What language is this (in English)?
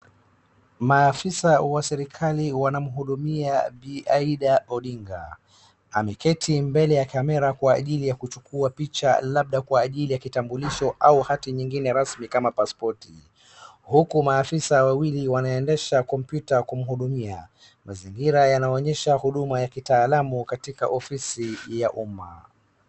Swahili